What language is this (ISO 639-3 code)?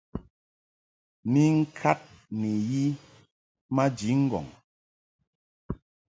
mhk